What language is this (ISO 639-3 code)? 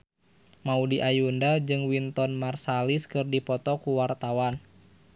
sun